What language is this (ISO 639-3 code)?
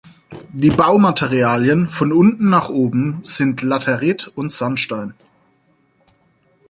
deu